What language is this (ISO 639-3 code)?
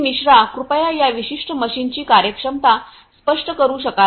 mar